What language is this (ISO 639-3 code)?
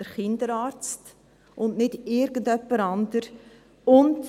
gsw